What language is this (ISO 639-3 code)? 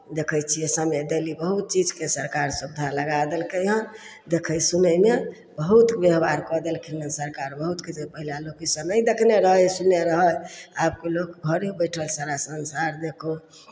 mai